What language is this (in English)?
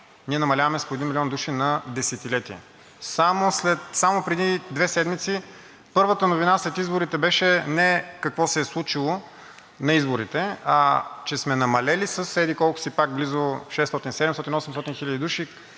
Bulgarian